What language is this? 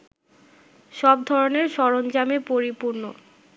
Bangla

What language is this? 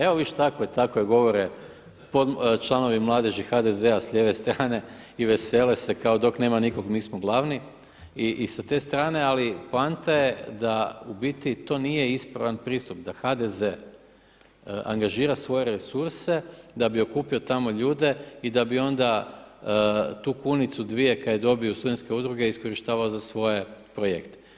Croatian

